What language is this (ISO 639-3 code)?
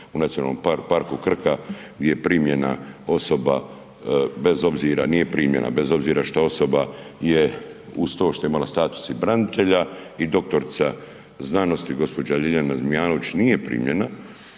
hrv